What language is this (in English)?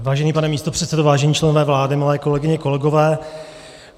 Czech